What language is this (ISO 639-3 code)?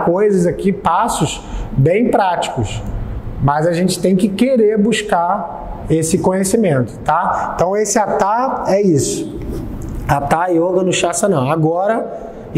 por